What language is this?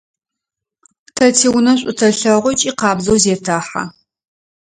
Adyghe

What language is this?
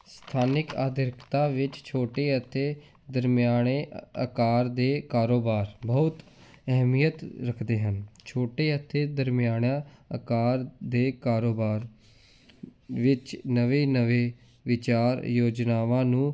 Punjabi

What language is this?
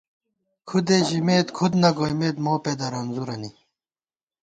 Gawar-Bati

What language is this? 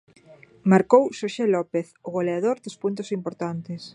Galician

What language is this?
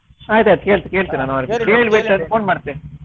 Kannada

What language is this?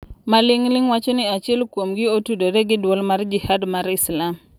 Luo (Kenya and Tanzania)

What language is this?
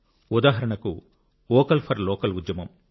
Telugu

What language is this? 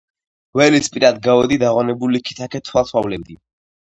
Georgian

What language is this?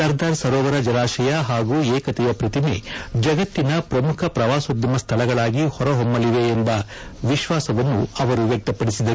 Kannada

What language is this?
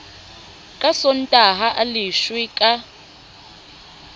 Southern Sotho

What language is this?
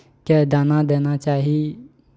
Maithili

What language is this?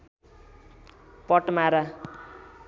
Nepali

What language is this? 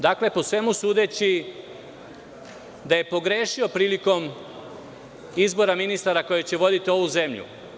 Serbian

